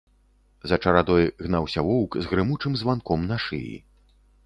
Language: Belarusian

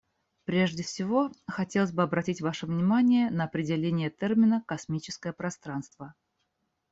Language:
Russian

